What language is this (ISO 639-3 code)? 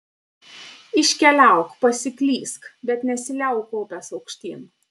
lit